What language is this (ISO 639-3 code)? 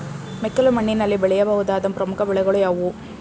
kan